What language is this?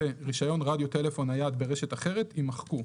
Hebrew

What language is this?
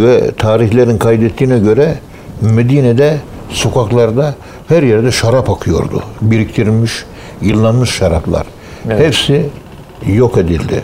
Turkish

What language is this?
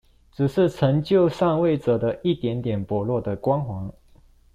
Chinese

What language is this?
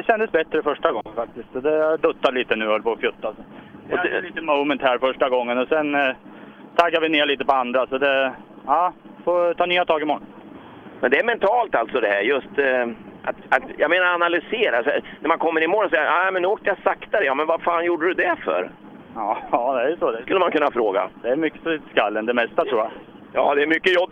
Swedish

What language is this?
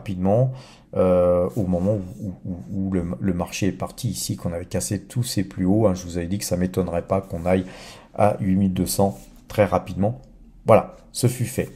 French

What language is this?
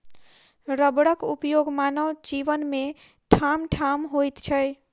Maithili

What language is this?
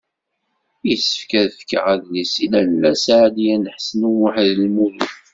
Kabyle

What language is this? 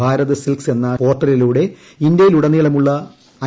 Malayalam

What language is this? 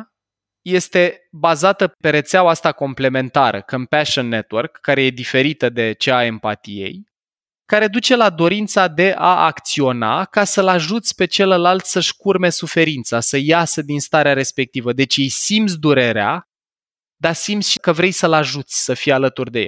Romanian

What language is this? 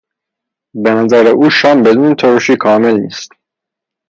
Persian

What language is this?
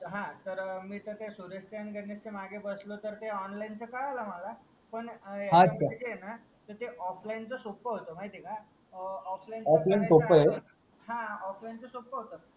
Marathi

